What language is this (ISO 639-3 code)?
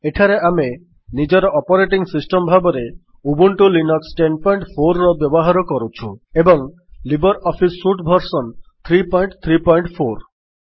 ori